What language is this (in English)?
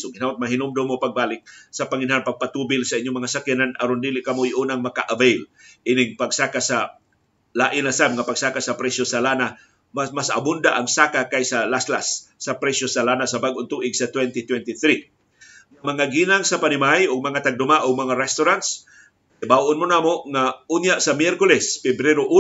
Filipino